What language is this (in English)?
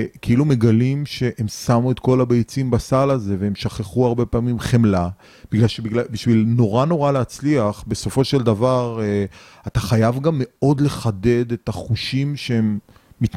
Hebrew